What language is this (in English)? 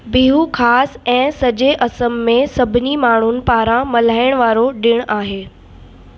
Sindhi